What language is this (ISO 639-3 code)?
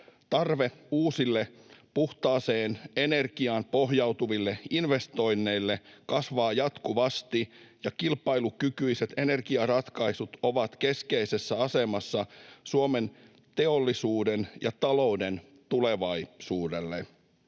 fin